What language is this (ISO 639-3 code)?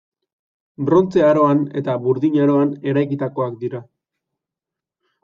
eus